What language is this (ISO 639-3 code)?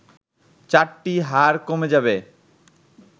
ben